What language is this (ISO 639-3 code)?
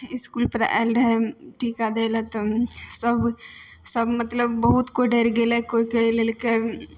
mai